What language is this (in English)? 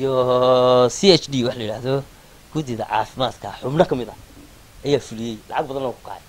Arabic